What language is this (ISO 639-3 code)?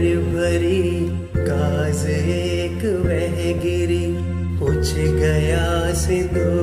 hin